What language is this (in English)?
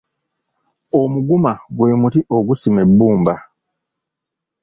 Ganda